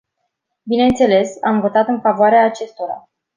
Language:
Romanian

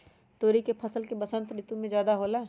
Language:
Magahi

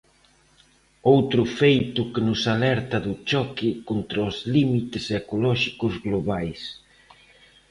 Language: Galician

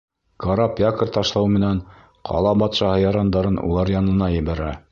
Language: Bashkir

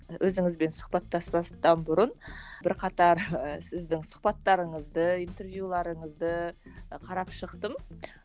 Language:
Kazakh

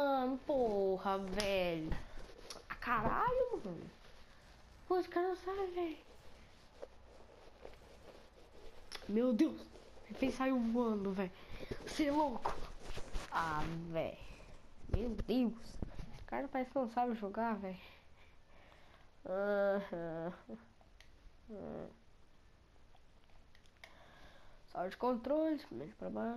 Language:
Portuguese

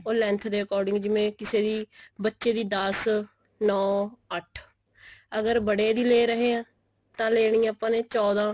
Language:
Punjabi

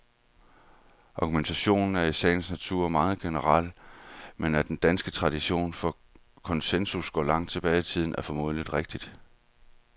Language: Danish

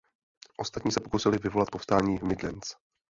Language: Czech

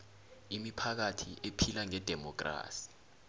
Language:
South Ndebele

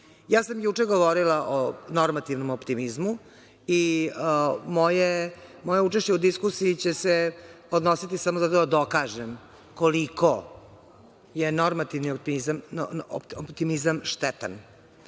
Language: Serbian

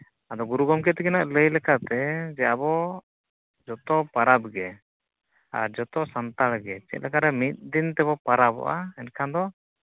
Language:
Santali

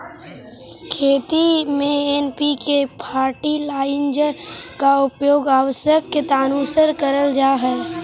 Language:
Magahi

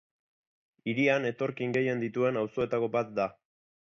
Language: Basque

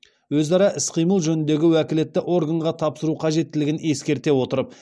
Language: Kazakh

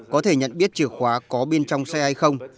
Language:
Vietnamese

